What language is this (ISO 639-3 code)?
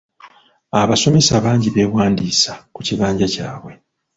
lug